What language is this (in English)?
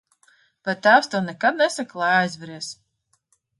Latvian